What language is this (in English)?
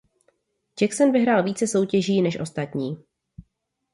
Czech